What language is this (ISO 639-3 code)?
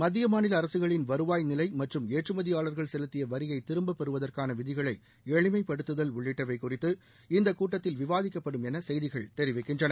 tam